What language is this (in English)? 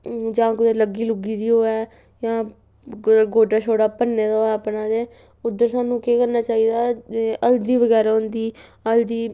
Dogri